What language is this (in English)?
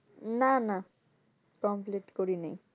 Bangla